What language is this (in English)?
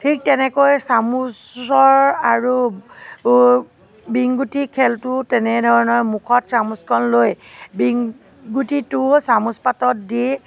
Assamese